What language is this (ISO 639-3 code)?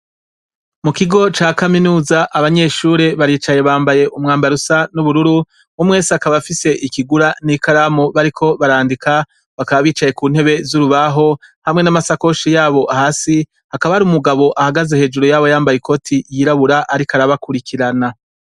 run